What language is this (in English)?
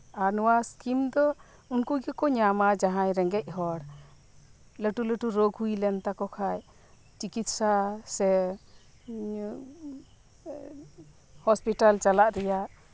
Santali